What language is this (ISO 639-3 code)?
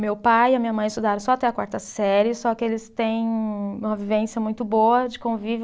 por